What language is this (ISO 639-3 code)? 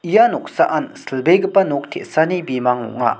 grt